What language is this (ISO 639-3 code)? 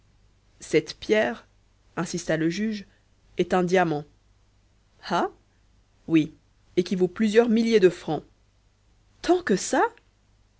fra